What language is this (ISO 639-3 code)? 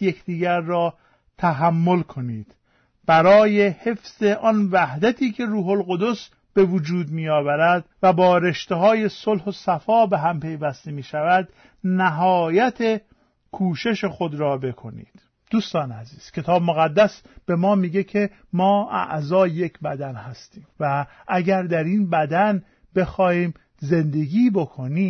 fas